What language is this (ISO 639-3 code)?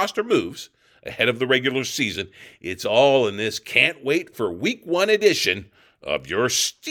eng